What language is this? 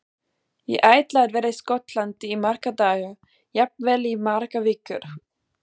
Icelandic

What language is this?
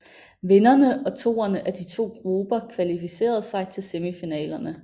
Danish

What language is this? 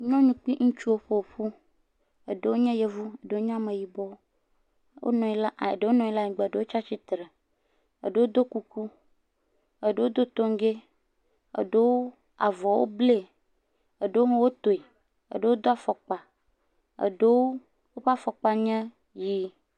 Ewe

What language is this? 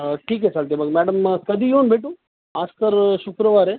Marathi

